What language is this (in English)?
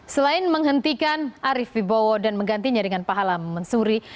Indonesian